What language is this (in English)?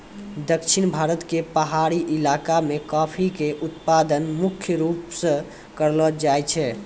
Maithili